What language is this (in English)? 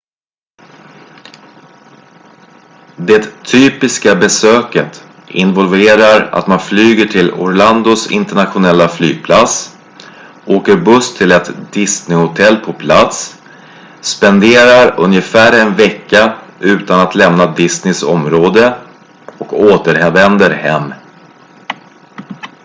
Swedish